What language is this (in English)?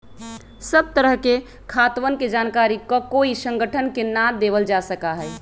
Magahi